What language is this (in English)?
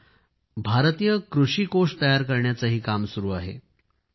Marathi